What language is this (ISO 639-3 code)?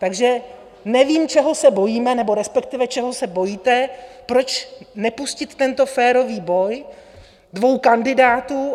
ces